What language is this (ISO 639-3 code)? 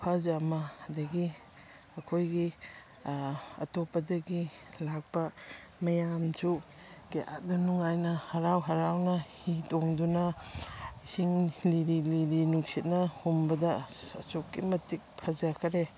mni